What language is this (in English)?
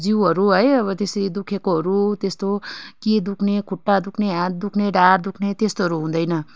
Nepali